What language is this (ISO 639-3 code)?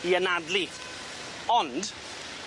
cym